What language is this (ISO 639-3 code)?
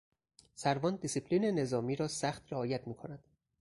fas